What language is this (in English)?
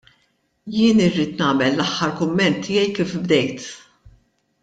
Maltese